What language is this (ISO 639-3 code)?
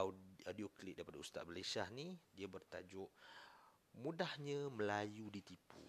msa